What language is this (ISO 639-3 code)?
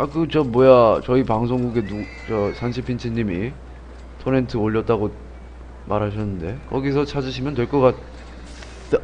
kor